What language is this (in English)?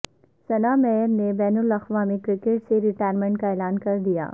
Urdu